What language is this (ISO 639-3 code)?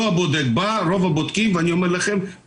heb